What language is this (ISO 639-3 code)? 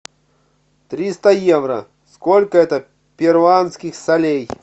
rus